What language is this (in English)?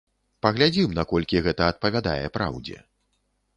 Belarusian